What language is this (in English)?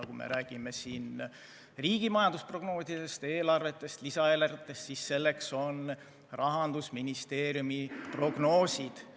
Estonian